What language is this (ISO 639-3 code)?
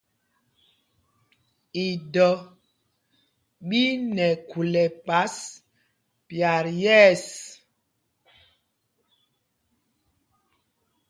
mgg